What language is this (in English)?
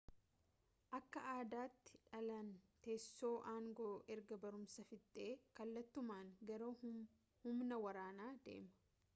Oromo